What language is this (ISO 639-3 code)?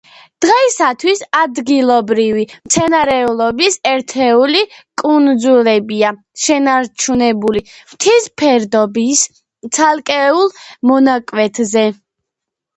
kat